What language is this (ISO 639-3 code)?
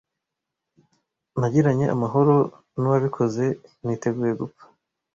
kin